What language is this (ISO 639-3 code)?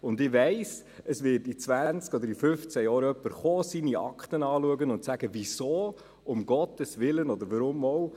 gsw